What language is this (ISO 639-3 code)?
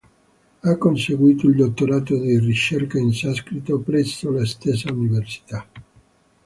ita